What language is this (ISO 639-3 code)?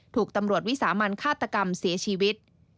tha